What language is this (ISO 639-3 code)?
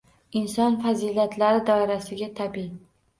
uzb